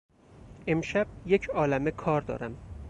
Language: Persian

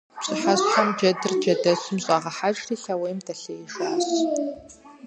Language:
Kabardian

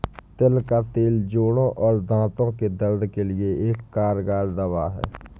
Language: Hindi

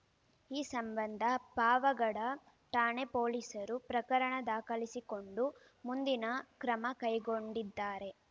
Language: Kannada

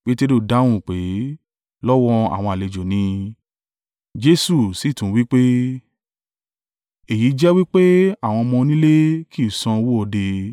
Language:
Yoruba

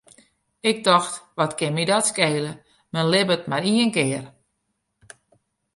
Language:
Western Frisian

